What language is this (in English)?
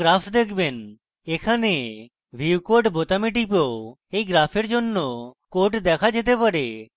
Bangla